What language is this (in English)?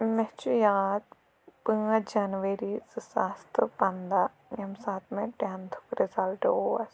Kashmiri